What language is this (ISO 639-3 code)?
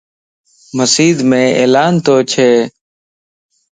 lss